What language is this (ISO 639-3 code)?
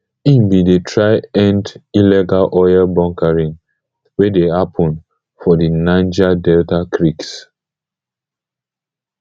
pcm